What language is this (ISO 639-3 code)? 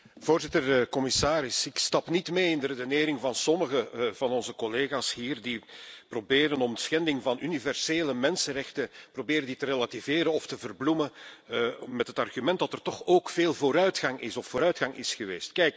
nld